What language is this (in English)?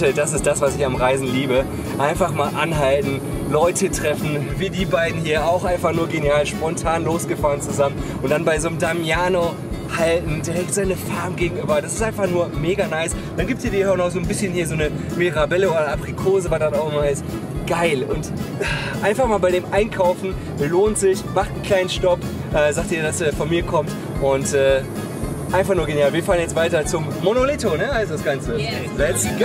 German